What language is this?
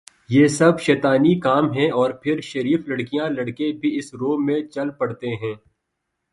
Urdu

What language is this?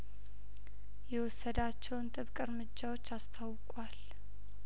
Amharic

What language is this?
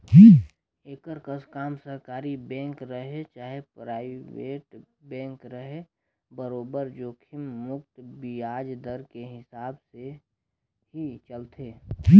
Chhattisgarhi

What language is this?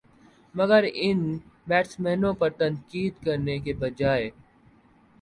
Urdu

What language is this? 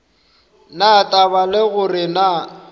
Northern Sotho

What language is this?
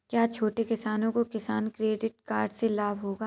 Hindi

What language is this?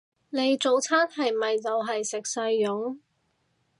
Cantonese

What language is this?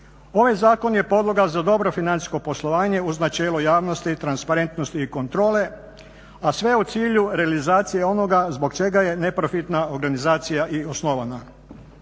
Croatian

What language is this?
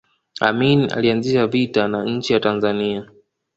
Swahili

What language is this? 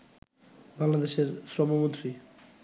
Bangla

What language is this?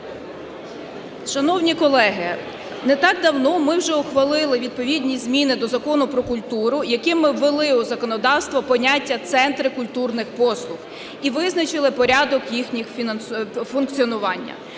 Ukrainian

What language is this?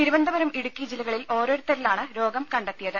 Malayalam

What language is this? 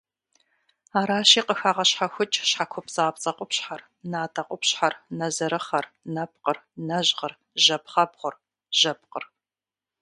Kabardian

